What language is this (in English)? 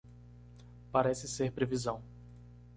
Portuguese